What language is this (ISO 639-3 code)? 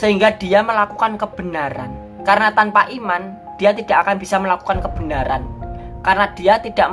ind